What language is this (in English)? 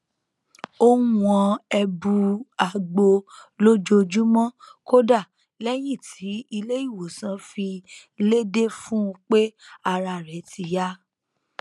Yoruba